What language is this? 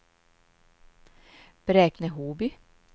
Swedish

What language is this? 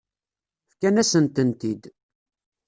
Kabyle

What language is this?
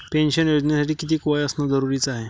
Marathi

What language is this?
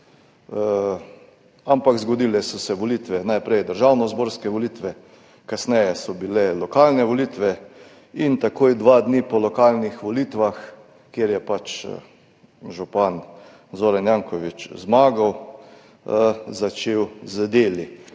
Slovenian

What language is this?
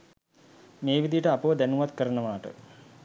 Sinhala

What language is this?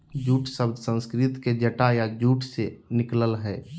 Magahi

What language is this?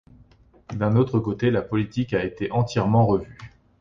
French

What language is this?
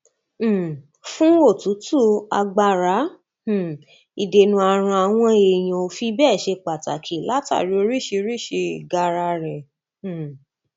Yoruba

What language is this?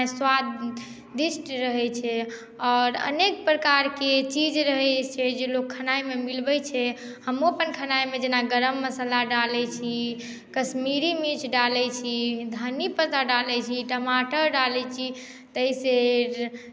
Maithili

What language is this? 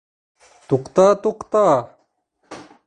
Bashkir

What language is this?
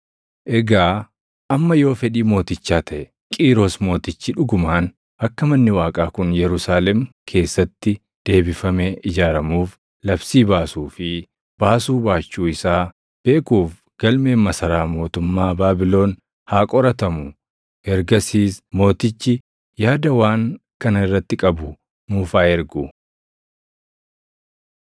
Oromo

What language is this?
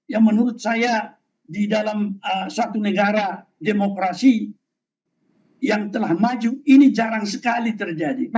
Indonesian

